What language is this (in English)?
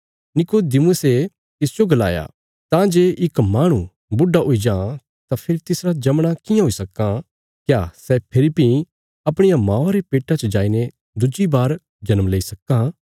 Bilaspuri